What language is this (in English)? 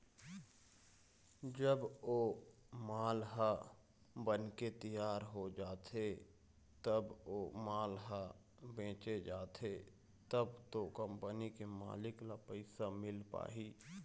Chhattisgarhi